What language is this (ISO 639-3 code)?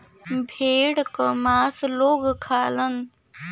bho